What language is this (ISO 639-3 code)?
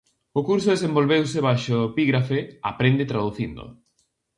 glg